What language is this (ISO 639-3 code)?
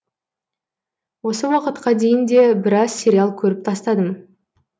kaz